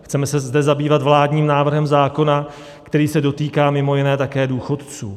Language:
Czech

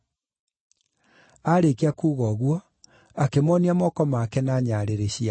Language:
Kikuyu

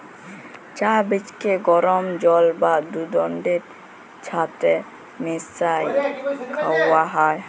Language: Bangla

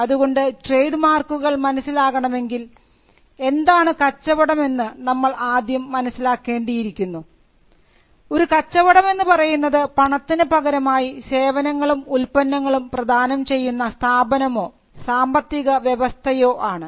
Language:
Malayalam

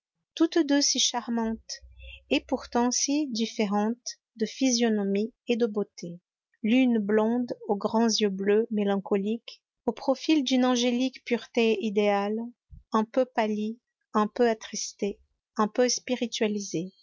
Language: French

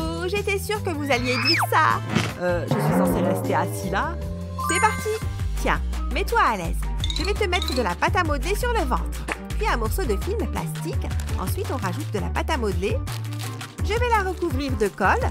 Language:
French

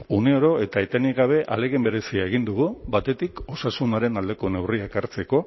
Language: Basque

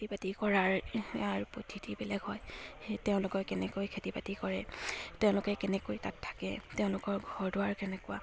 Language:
Assamese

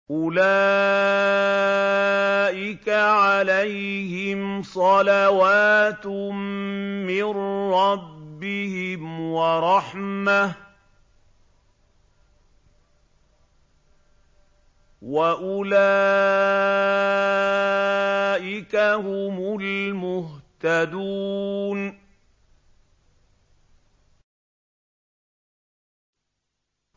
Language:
Arabic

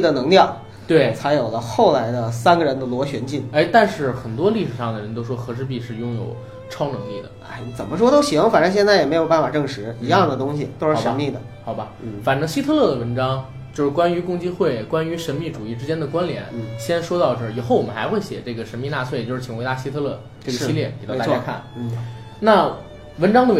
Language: Chinese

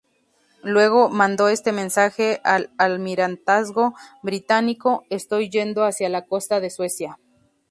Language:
Spanish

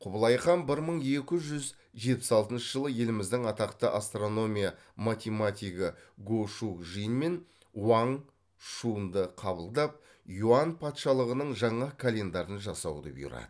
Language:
Kazakh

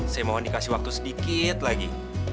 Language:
Indonesian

